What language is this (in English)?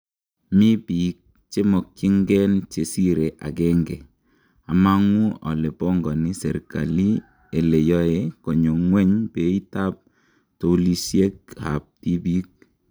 Kalenjin